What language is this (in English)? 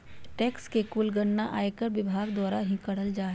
Magahi